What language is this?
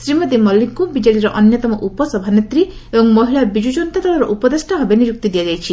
Odia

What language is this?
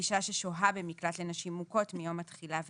Hebrew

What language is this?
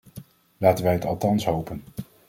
Dutch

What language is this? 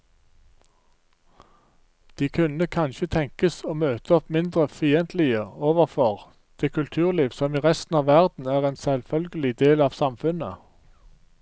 Norwegian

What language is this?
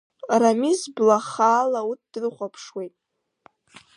Abkhazian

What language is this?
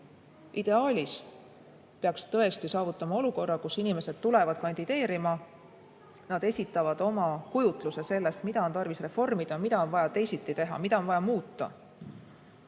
Estonian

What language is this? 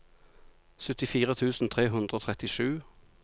Norwegian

